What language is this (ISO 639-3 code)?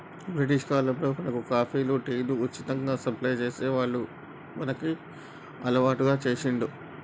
tel